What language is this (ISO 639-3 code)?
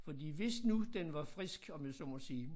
dan